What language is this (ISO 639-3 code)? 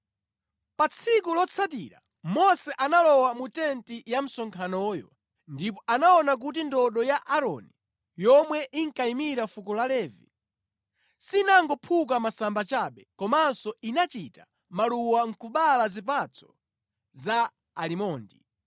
nya